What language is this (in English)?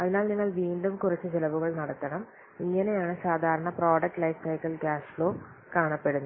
Malayalam